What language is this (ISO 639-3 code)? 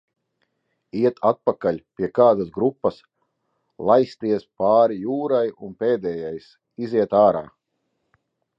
lav